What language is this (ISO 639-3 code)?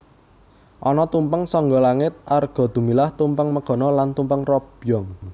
jav